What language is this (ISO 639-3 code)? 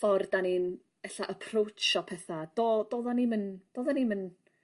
cym